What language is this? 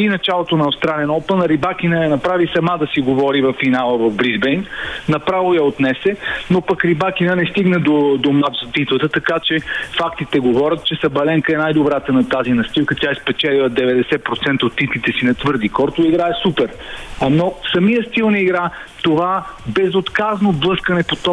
Bulgarian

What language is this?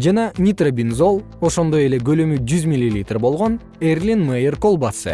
Kyrgyz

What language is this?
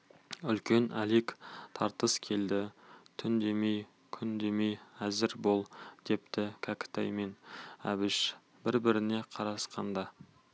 Kazakh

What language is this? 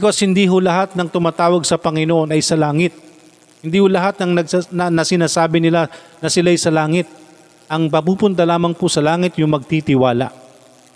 Filipino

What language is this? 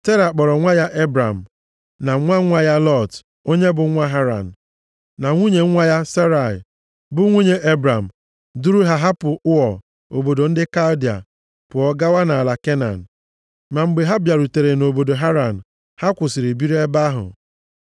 Igbo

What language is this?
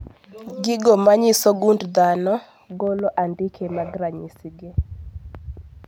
Luo (Kenya and Tanzania)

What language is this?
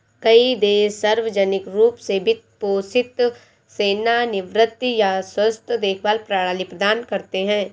Hindi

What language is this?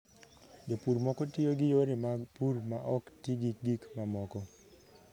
Luo (Kenya and Tanzania)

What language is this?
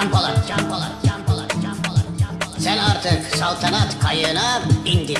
Turkish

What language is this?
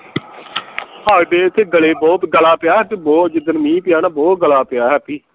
Punjabi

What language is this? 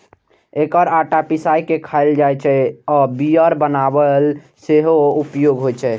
Maithili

